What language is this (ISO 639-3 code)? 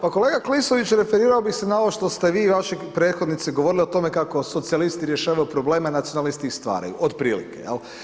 hrv